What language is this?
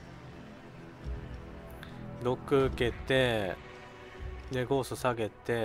Japanese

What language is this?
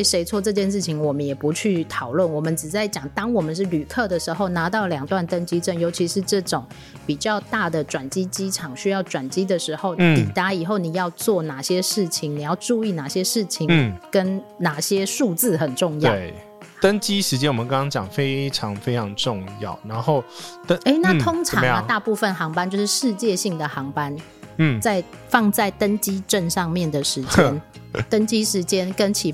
Chinese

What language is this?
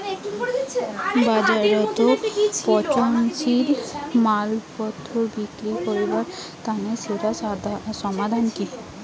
Bangla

